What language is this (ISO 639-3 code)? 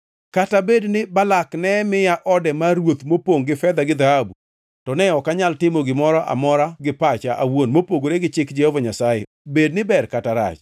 luo